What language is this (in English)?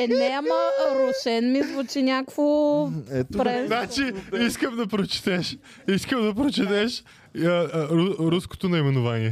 Bulgarian